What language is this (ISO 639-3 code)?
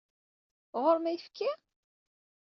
kab